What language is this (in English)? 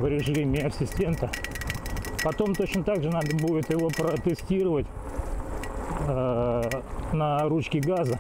Russian